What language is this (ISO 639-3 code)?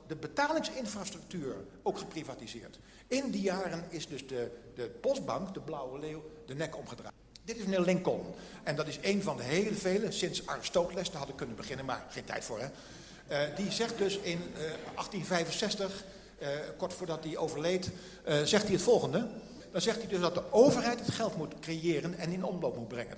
nld